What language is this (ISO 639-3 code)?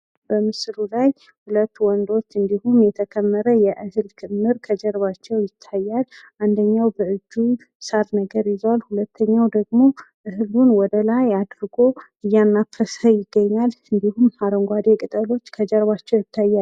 amh